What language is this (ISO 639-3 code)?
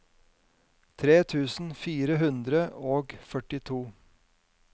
nor